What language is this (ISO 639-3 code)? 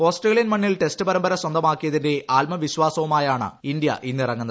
mal